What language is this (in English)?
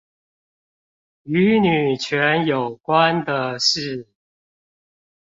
Chinese